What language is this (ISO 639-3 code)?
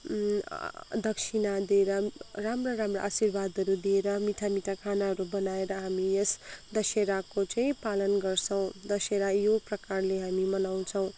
nep